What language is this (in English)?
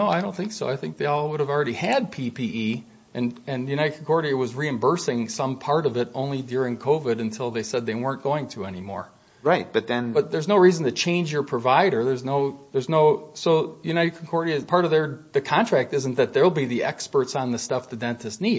English